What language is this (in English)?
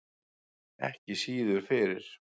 Icelandic